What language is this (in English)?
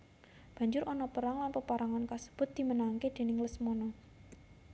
Javanese